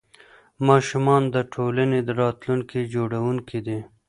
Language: Pashto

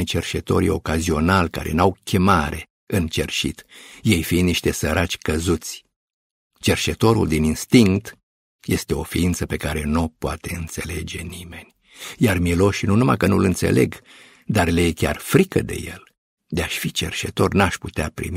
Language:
Romanian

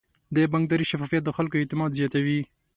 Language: Pashto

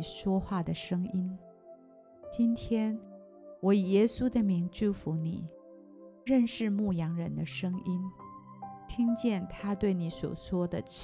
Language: Chinese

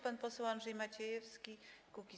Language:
Polish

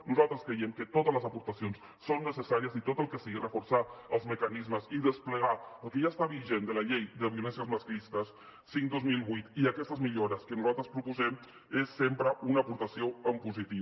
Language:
Catalan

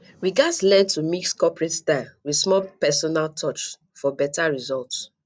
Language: Nigerian Pidgin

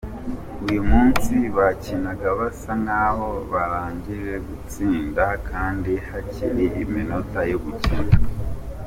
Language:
Kinyarwanda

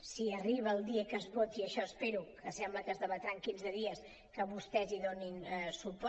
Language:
Catalan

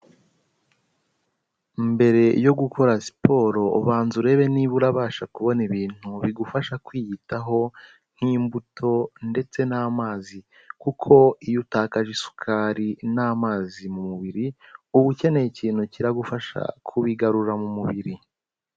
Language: Kinyarwanda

